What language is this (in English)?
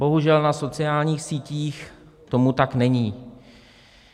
Czech